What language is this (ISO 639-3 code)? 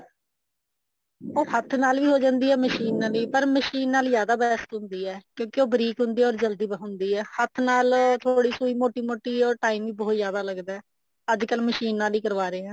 pan